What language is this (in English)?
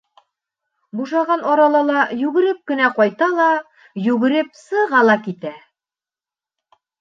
Bashkir